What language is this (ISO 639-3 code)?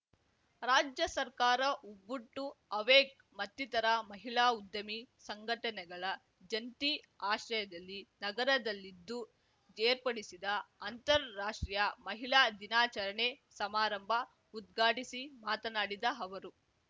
kan